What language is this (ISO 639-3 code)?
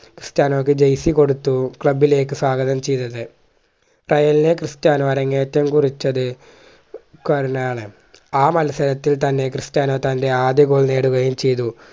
mal